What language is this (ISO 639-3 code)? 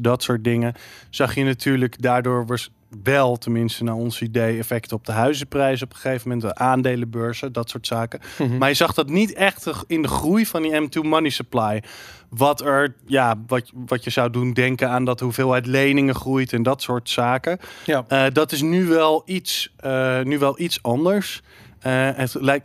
nld